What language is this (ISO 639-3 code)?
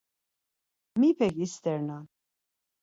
lzz